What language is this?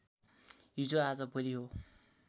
Nepali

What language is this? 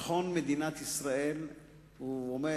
Hebrew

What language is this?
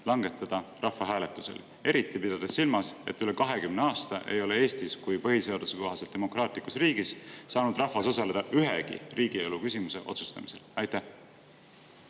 Estonian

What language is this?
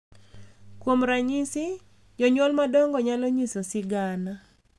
Luo (Kenya and Tanzania)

